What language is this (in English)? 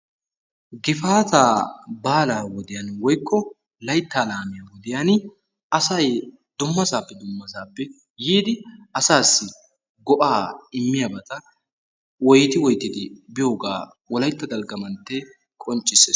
Wolaytta